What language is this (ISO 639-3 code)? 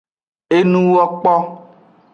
ajg